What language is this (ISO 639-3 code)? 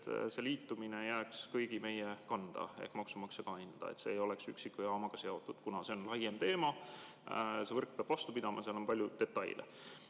est